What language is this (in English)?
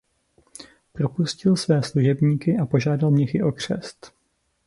Czech